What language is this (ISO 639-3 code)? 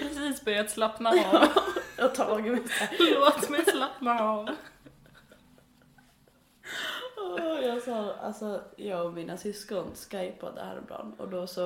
swe